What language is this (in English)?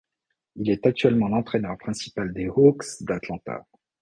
French